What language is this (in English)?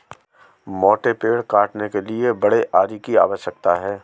Hindi